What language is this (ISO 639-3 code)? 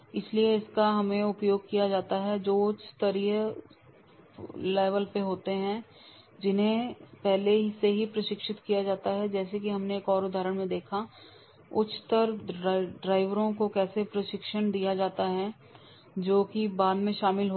hin